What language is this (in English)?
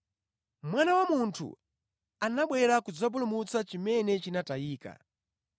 Nyanja